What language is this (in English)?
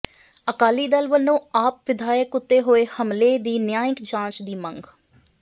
Punjabi